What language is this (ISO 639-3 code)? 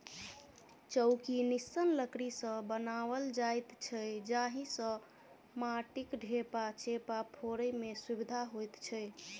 mai